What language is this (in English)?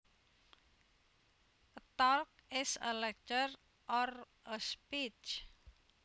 Javanese